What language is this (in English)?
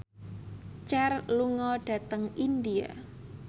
Javanese